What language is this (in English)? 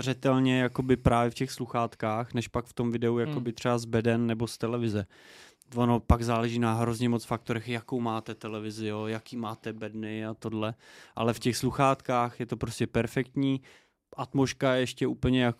Czech